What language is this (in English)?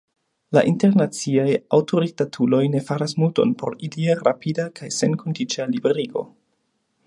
Esperanto